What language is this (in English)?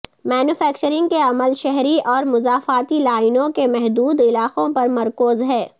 Urdu